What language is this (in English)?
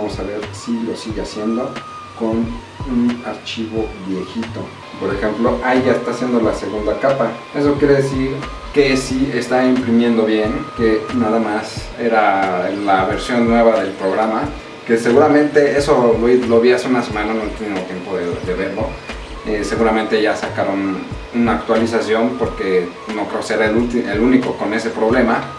Spanish